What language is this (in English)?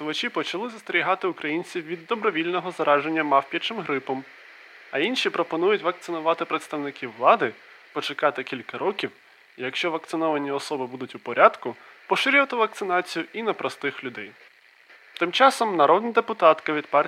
Ukrainian